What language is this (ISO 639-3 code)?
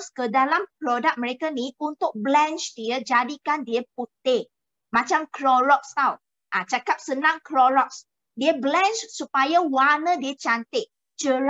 msa